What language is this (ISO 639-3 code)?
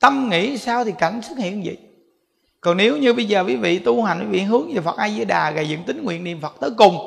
vie